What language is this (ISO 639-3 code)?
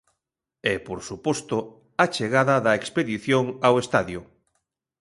glg